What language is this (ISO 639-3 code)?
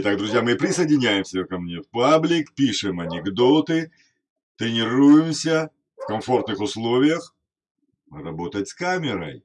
rus